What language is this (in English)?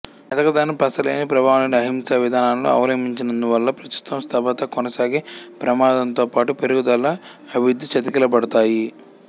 Telugu